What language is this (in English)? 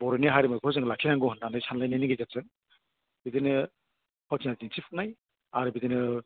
Bodo